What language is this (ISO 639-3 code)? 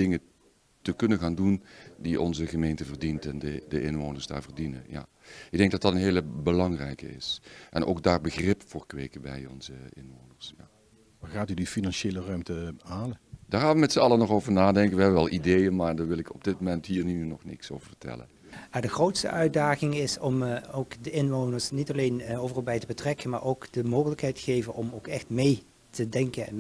nld